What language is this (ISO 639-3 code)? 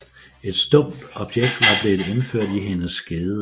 dan